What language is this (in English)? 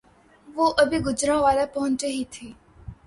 Urdu